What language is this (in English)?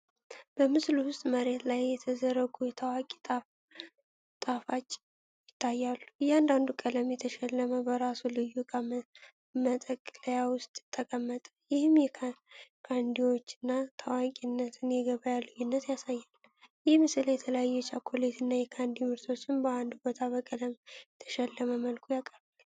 Amharic